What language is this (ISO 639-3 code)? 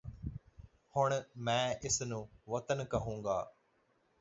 pan